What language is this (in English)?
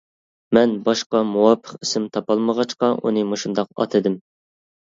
Uyghur